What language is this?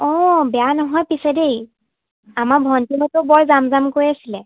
Assamese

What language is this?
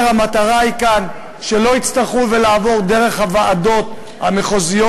Hebrew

